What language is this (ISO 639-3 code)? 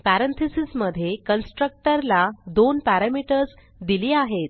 mar